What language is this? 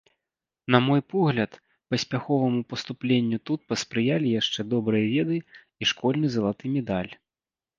Belarusian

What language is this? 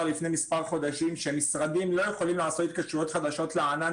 Hebrew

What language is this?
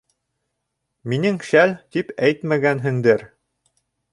Bashkir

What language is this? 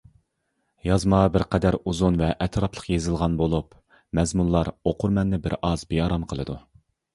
Uyghur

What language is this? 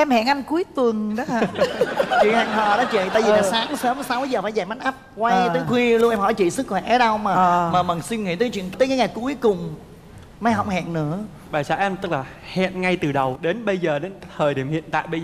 Vietnamese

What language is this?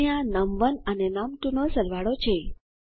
Gujarati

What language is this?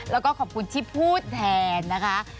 Thai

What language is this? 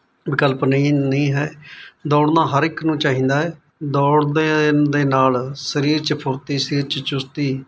Punjabi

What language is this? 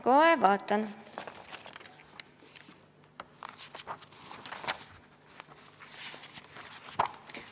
Estonian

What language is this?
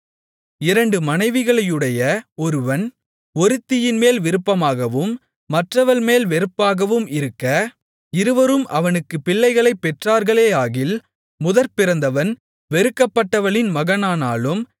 Tamil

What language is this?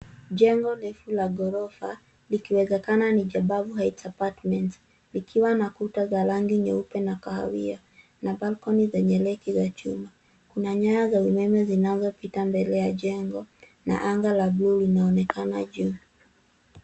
Swahili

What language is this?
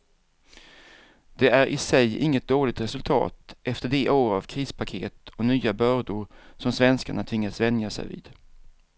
Swedish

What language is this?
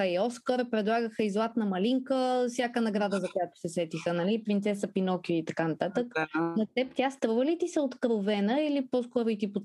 Bulgarian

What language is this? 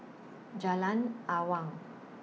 English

